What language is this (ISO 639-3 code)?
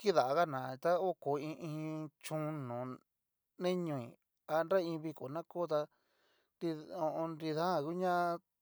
miu